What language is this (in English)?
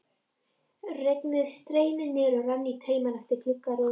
Icelandic